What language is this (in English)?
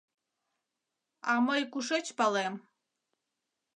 Mari